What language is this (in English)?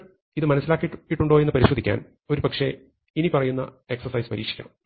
Malayalam